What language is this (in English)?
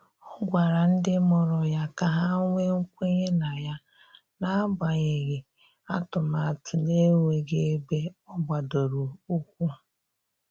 Igbo